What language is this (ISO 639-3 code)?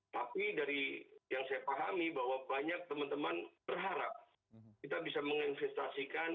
ind